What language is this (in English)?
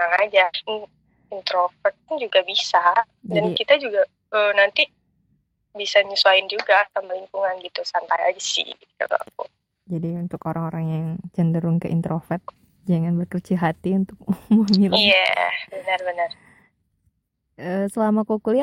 Indonesian